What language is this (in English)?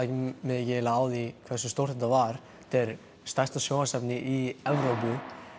Icelandic